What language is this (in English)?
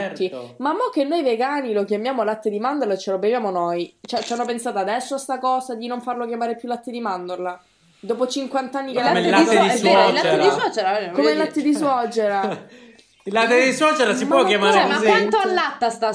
Italian